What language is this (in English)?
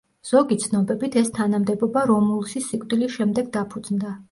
Georgian